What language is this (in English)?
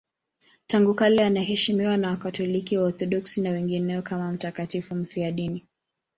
Swahili